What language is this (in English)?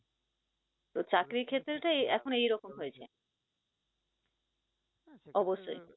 Bangla